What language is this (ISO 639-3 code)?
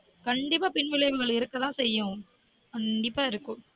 tam